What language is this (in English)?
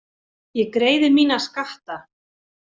Icelandic